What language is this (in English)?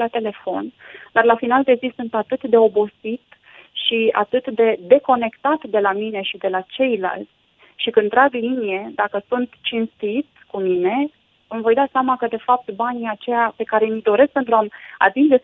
Romanian